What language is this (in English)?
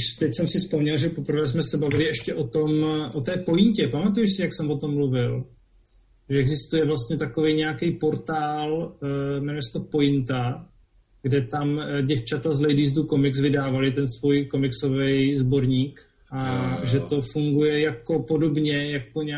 Czech